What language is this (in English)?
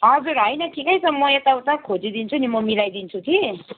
Nepali